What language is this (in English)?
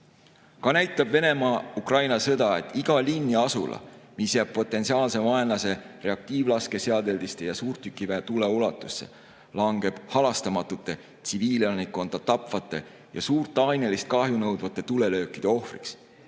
Estonian